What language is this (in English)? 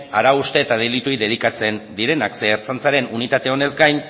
Basque